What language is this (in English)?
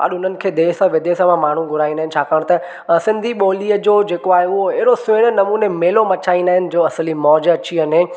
Sindhi